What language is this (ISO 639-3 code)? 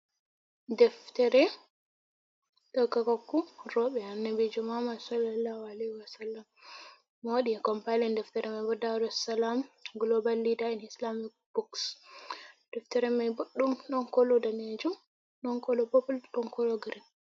ful